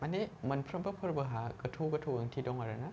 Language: Bodo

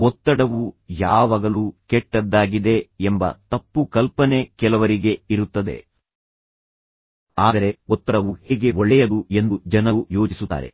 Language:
Kannada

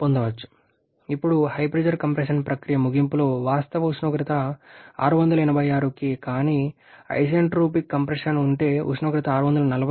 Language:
Telugu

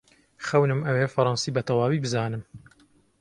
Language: Central Kurdish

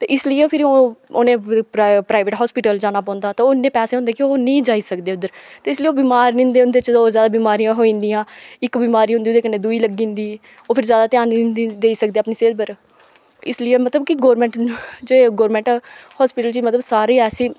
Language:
Dogri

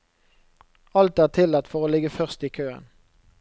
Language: Norwegian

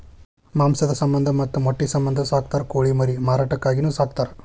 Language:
Kannada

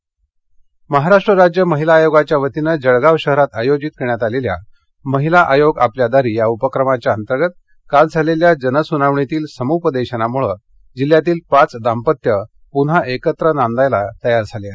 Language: Marathi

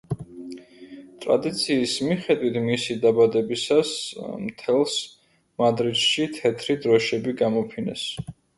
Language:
Georgian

